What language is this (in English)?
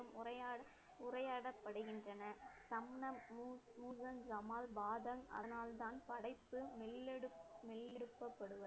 Tamil